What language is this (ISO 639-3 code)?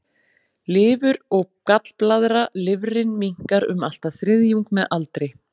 isl